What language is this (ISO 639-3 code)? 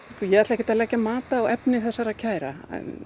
isl